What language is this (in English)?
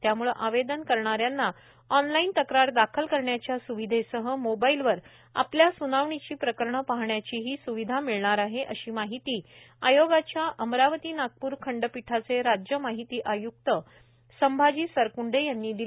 Marathi